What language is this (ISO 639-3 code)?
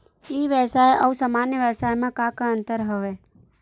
hne